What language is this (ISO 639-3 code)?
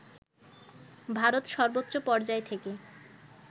ben